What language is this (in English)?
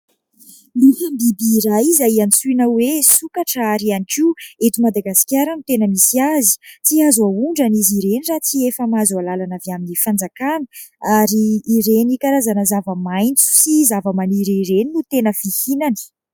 Malagasy